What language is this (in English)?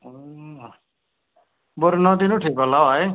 Nepali